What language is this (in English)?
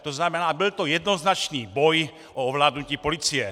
Czech